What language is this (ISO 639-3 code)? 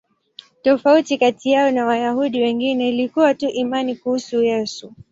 swa